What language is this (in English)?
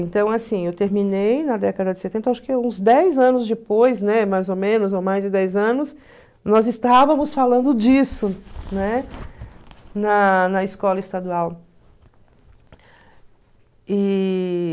Portuguese